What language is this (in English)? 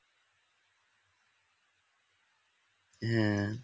Bangla